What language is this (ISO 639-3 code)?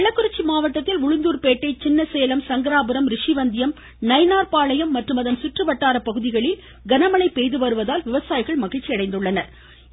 tam